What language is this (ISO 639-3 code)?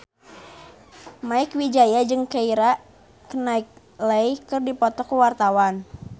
sun